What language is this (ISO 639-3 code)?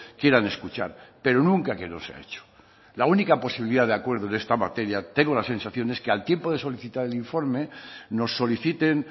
spa